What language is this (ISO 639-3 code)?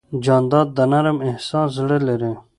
pus